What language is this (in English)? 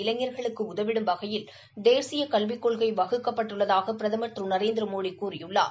Tamil